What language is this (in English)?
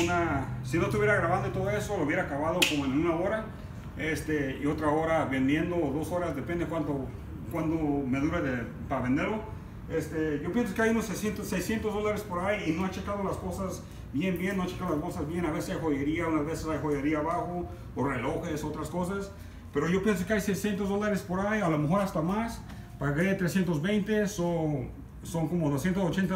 Spanish